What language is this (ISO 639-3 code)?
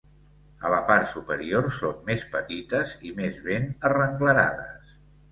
cat